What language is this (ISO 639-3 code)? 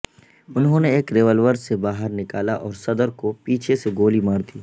urd